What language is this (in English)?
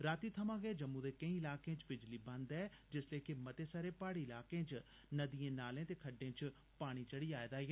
Dogri